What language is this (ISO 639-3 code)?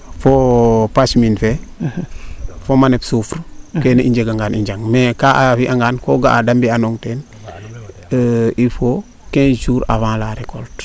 srr